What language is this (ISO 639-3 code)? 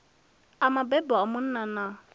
ven